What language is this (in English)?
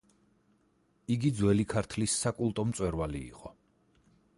Georgian